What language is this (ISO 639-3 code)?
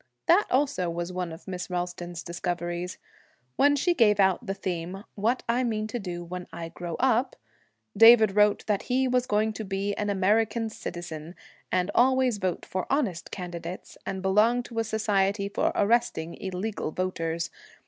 eng